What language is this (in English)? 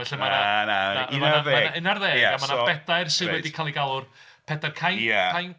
Welsh